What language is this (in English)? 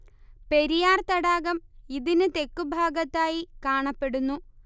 Malayalam